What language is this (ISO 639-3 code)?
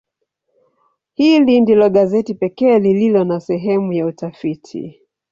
swa